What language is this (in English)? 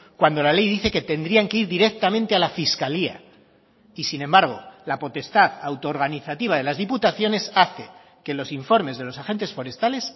Spanish